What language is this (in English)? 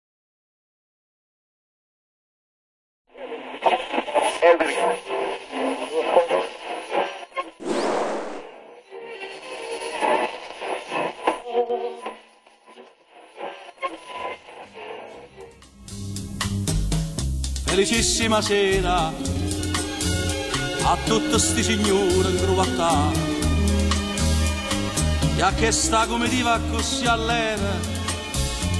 Korean